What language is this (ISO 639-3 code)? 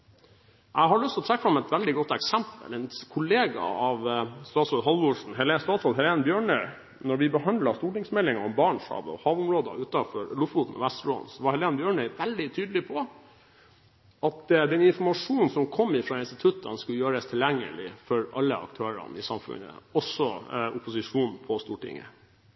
nob